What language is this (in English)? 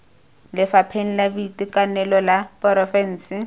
Tswana